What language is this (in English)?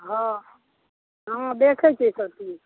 Maithili